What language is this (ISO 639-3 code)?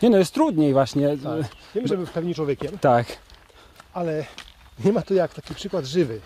pol